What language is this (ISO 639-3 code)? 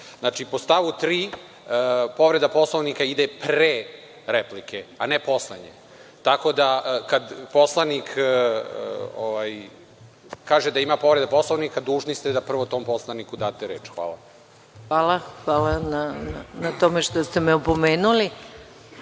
srp